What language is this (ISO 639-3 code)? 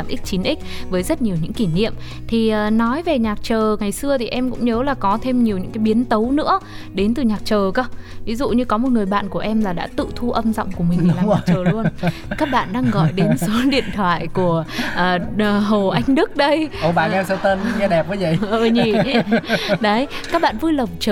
vie